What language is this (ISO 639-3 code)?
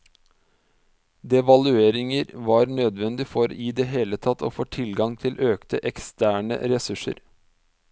nor